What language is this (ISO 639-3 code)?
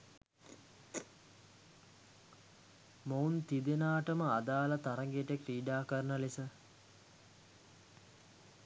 sin